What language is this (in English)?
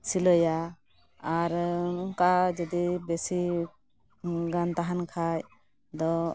Santali